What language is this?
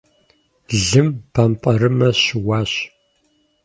Kabardian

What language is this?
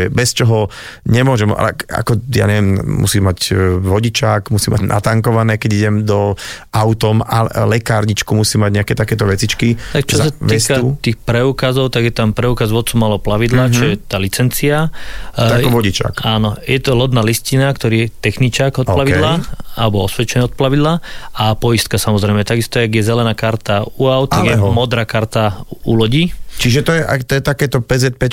Slovak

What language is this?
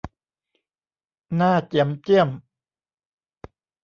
Thai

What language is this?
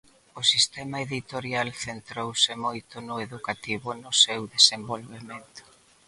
Galician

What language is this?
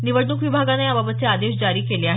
Marathi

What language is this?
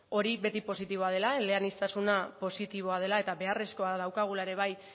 Basque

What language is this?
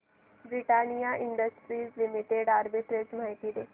Marathi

